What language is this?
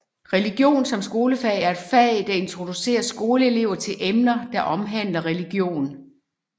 Danish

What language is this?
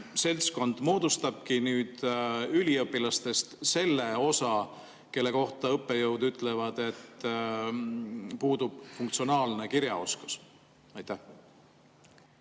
Estonian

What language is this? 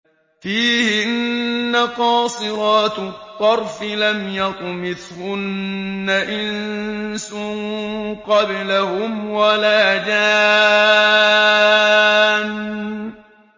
Arabic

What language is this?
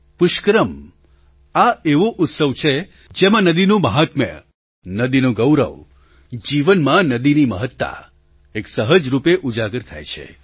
Gujarati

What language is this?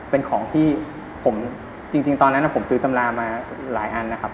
Thai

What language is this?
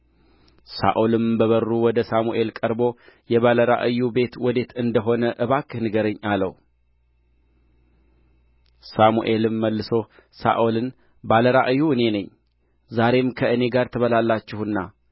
Amharic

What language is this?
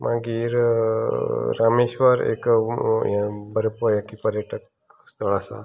Konkani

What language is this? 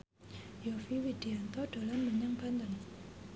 Javanese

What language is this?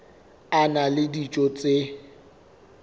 Southern Sotho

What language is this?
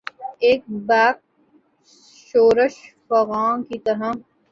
Urdu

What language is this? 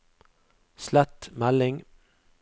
Norwegian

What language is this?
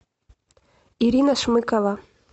Russian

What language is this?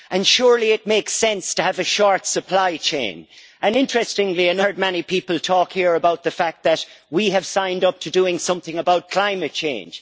English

